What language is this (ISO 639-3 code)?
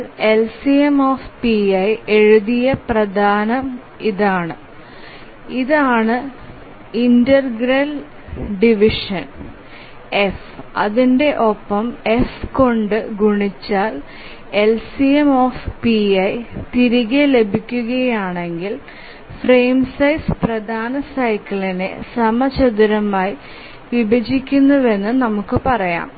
mal